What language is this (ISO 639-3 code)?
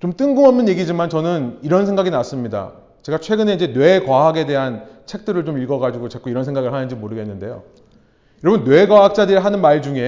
kor